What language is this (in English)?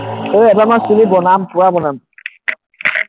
Assamese